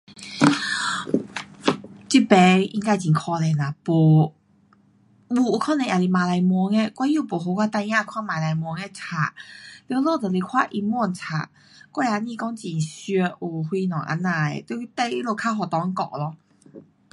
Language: Pu-Xian Chinese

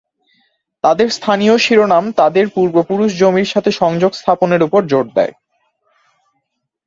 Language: Bangla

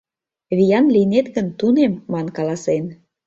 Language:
Mari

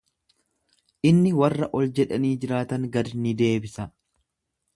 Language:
Oromo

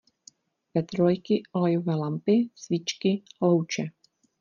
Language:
Czech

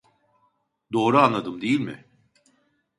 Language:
Turkish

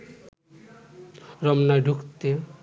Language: Bangla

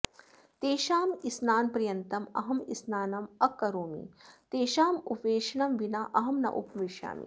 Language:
Sanskrit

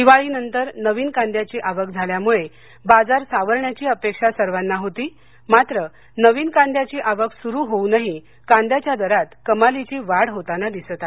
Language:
Marathi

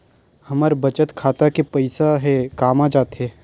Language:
Chhattisgarhi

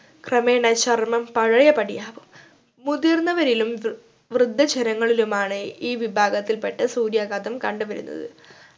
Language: Malayalam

